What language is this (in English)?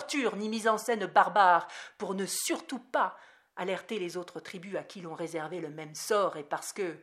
French